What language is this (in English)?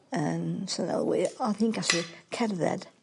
Welsh